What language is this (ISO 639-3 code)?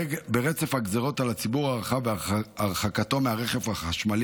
heb